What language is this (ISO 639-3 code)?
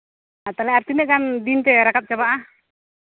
sat